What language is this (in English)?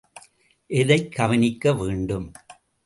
Tamil